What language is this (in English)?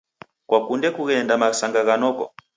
Taita